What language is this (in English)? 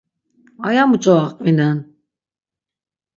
Laz